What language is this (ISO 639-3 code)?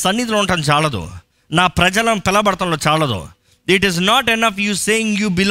tel